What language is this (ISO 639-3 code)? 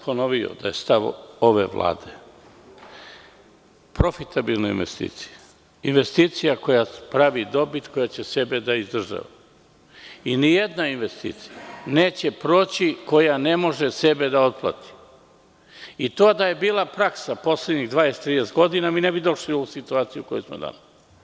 srp